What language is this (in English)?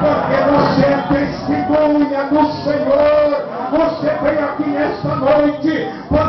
Portuguese